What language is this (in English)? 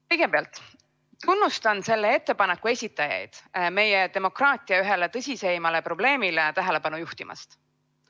Estonian